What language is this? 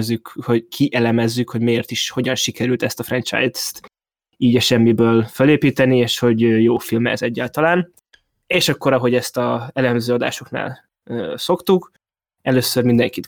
Hungarian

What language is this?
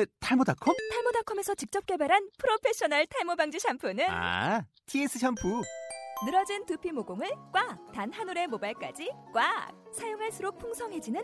Korean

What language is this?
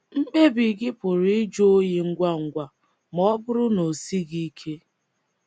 Igbo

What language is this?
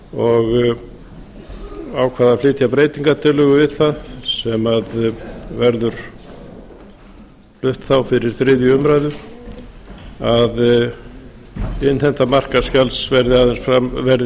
Icelandic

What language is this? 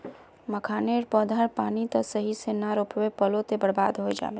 Magahi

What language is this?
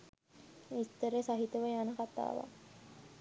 Sinhala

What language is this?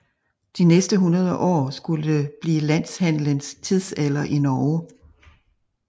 Danish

